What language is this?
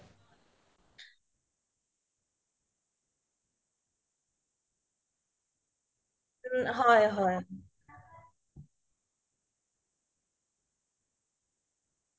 Assamese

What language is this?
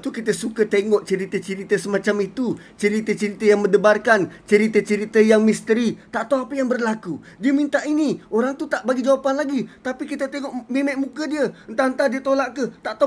Malay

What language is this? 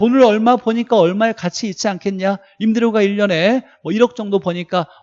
Korean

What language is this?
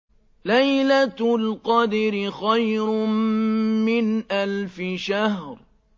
Arabic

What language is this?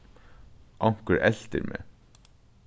Faroese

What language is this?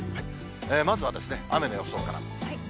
Japanese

